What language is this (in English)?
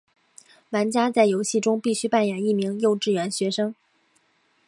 Chinese